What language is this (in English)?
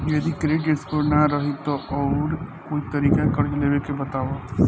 Bhojpuri